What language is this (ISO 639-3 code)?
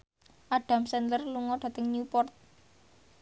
jav